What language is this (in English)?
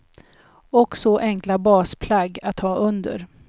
Swedish